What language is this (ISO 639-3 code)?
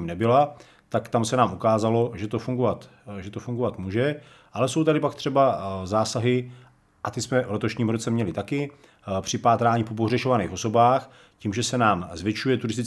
ces